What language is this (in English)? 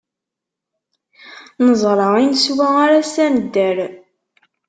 Kabyle